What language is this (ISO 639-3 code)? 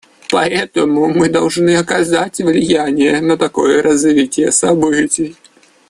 rus